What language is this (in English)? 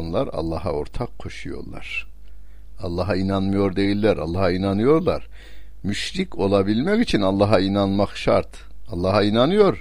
Turkish